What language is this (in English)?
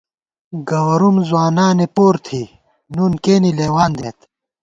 Gawar-Bati